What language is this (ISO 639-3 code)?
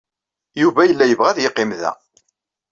kab